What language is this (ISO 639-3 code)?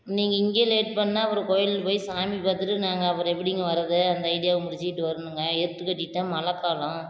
tam